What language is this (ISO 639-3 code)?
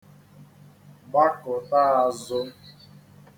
ibo